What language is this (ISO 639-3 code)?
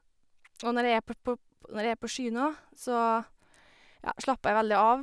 nor